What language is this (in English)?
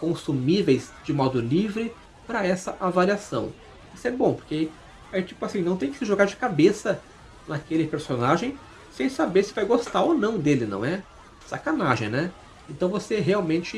Portuguese